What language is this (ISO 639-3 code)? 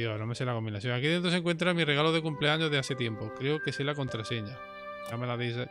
spa